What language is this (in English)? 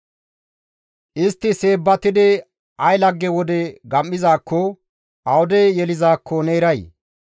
Gamo